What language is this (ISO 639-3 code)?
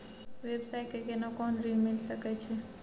mai